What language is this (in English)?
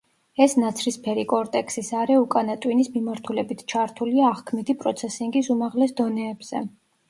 Georgian